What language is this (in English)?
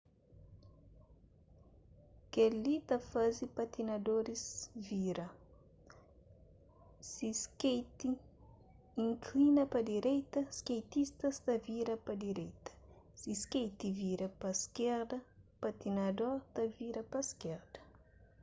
Kabuverdianu